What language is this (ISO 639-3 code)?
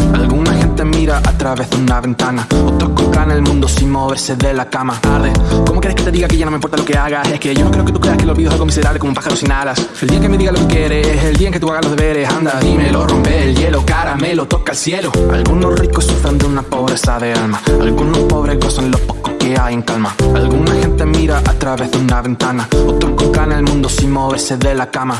nld